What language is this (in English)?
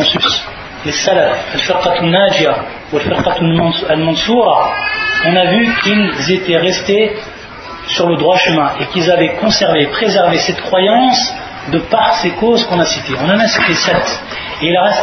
French